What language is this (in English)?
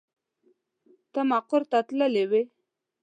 Pashto